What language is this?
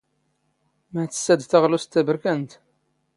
Standard Moroccan Tamazight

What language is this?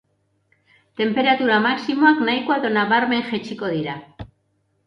Basque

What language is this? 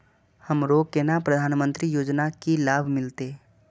Maithili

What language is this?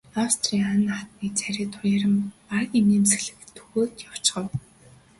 Mongolian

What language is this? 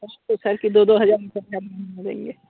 Hindi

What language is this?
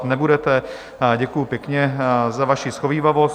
Czech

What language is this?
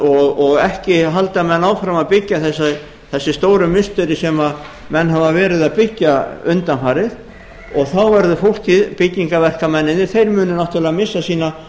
Icelandic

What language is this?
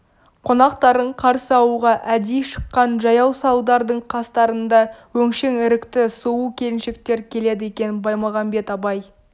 Kazakh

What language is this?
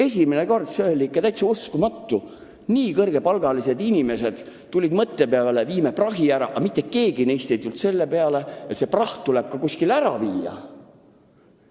Estonian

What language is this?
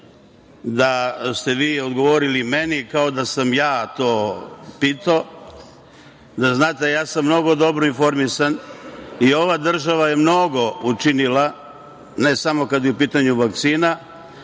Serbian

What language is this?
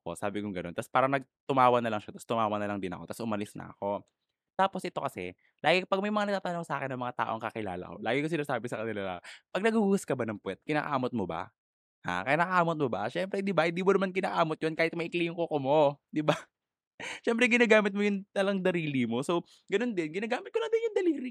Filipino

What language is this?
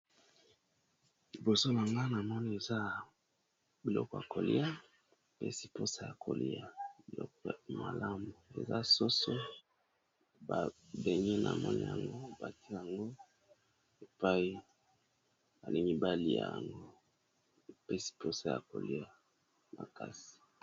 Lingala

